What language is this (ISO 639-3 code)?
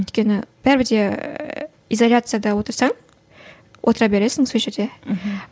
kaz